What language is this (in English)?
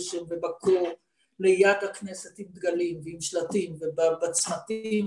Hebrew